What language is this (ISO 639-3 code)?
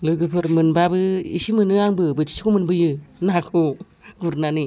brx